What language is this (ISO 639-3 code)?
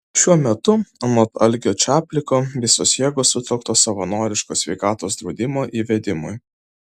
lit